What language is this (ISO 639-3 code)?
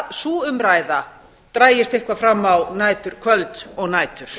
isl